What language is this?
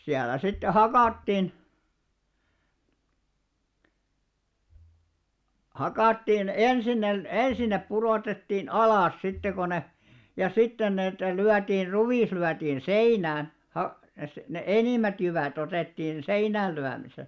Finnish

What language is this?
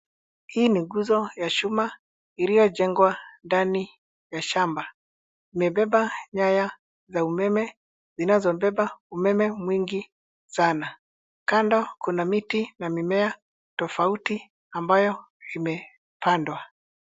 Swahili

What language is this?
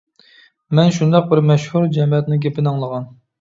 Uyghur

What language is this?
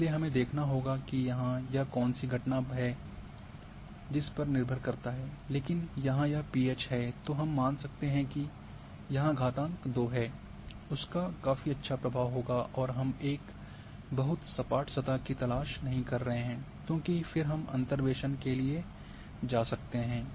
Hindi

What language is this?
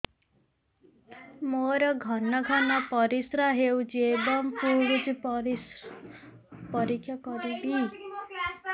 Odia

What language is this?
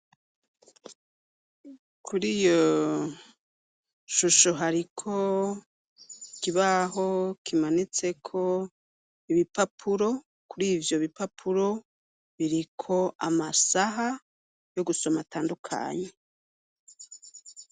Rundi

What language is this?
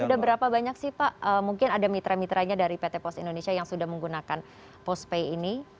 Indonesian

